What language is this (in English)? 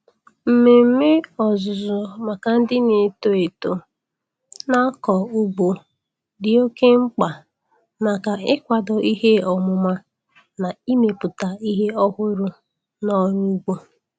Igbo